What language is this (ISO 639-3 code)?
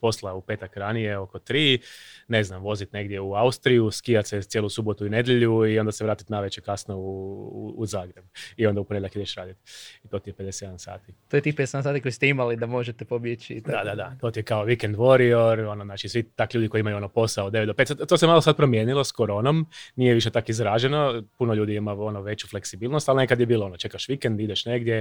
hrv